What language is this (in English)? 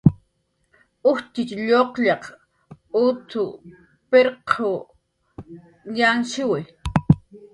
Jaqaru